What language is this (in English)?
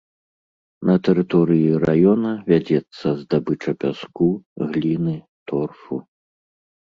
Belarusian